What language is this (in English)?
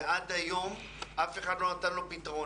Hebrew